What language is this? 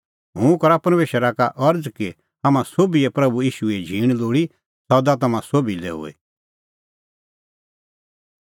Kullu Pahari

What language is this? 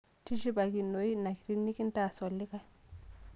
Masai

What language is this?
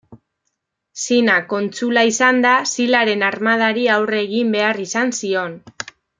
Basque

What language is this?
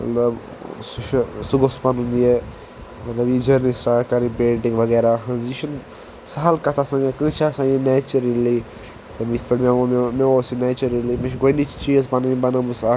Kashmiri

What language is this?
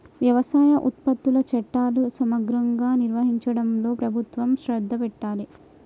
Telugu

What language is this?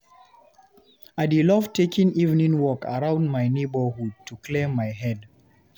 Nigerian Pidgin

